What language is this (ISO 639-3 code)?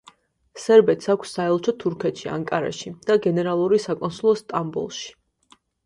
kat